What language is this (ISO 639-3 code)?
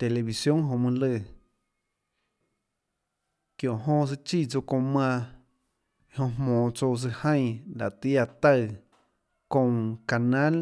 ctl